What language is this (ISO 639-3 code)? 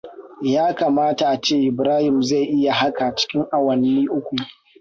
hau